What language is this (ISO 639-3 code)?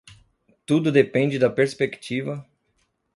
por